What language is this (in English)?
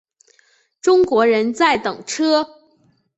Chinese